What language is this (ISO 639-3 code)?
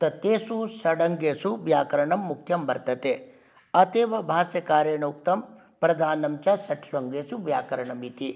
san